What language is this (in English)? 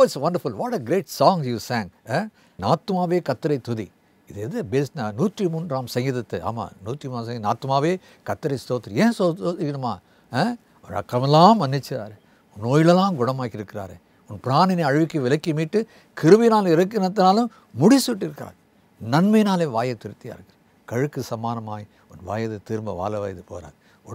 English